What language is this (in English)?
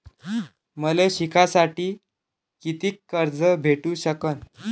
Marathi